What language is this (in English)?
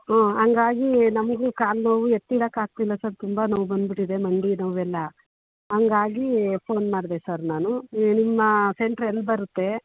Kannada